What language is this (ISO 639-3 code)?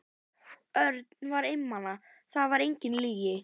isl